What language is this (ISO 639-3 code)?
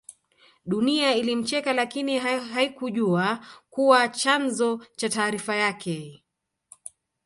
swa